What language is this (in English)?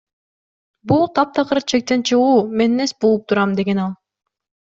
Kyrgyz